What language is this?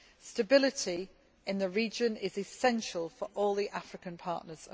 English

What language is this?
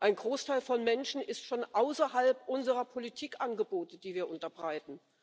German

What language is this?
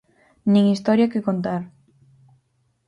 Galician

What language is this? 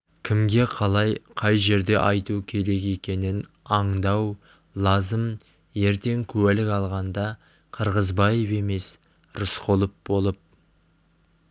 Kazakh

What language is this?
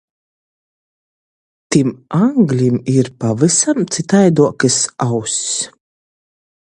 Latgalian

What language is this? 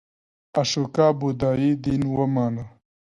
Pashto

